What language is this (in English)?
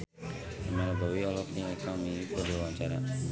Sundanese